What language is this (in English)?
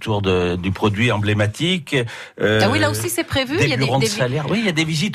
French